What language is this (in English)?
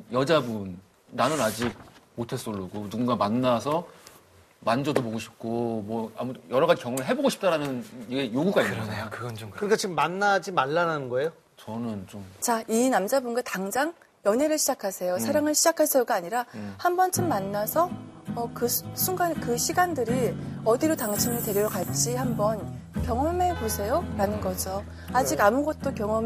Korean